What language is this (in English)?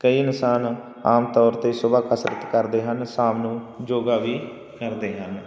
Punjabi